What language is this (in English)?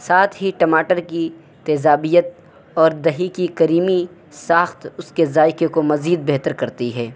Urdu